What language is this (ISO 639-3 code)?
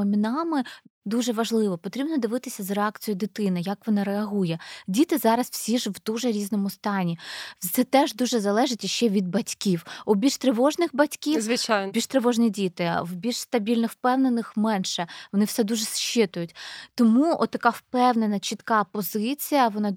ukr